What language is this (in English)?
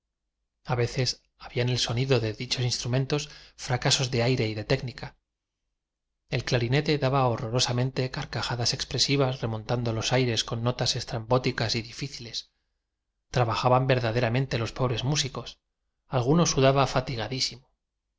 Spanish